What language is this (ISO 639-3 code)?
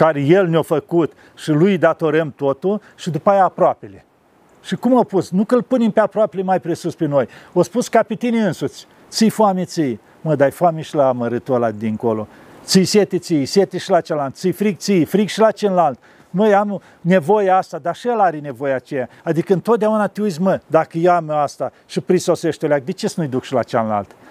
ron